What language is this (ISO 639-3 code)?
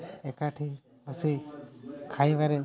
ori